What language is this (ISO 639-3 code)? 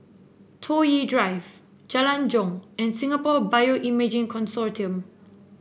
eng